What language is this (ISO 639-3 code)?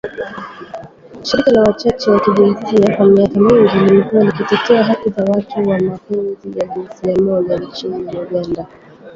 swa